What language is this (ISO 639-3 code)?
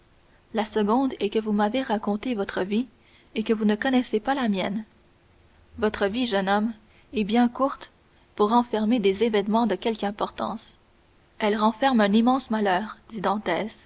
fra